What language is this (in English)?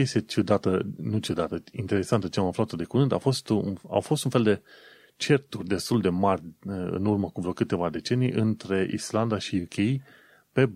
Romanian